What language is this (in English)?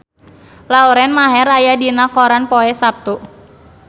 Sundanese